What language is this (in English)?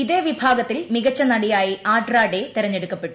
Malayalam